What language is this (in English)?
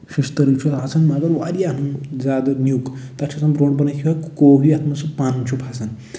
Kashmiri